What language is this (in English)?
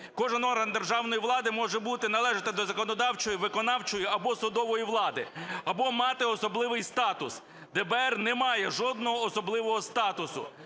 Ukrainian